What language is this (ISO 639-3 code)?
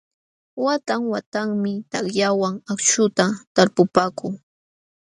qxw